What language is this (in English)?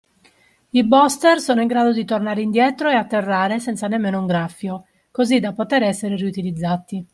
Italian